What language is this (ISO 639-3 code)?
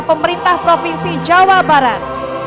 ind